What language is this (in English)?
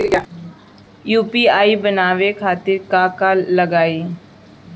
Bhojpuri